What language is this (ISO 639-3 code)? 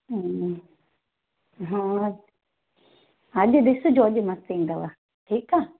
snd